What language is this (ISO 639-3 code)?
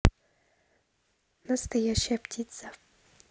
rus